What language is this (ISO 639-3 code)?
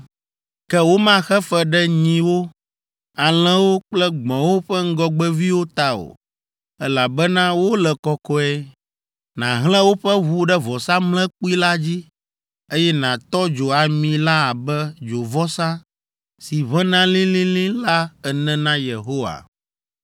ewe